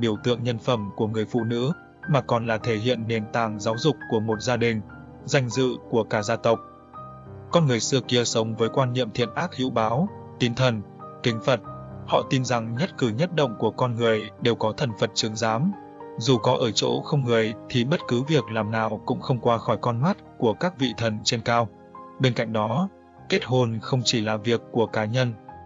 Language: Vietnamese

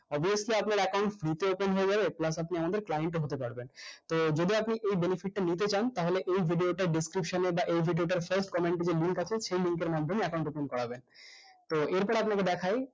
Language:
Bangla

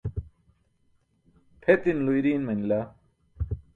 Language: Burushaski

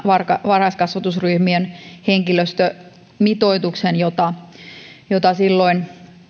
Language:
Finnish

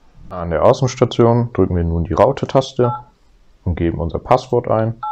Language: German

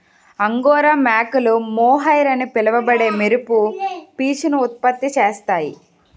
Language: Telugu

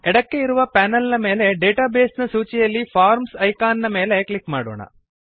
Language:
Kannada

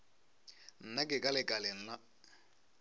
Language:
Northern Sotho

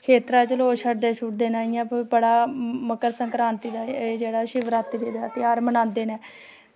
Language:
Dogri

